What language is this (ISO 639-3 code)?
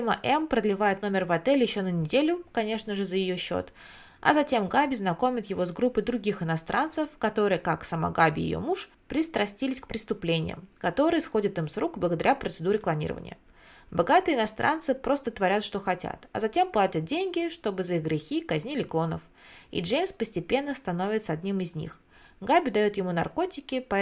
rus